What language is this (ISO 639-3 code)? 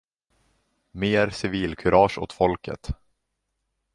swe